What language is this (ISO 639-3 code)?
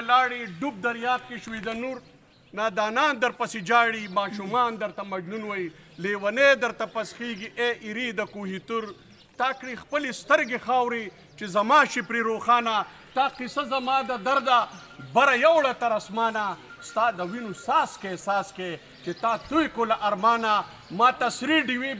ron